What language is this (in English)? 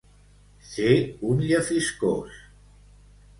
Catalan